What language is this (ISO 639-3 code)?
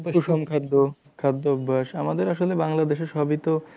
ben